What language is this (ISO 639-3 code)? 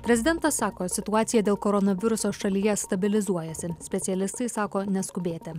lit